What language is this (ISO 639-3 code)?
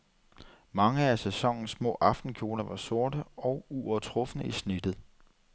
dan